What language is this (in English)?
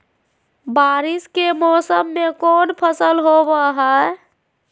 Magahi